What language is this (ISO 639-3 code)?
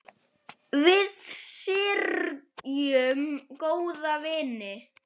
isl